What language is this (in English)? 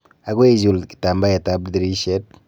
Kalenjin